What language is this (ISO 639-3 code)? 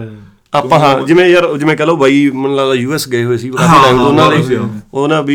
pan